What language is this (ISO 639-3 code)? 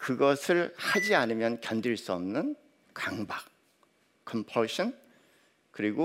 kor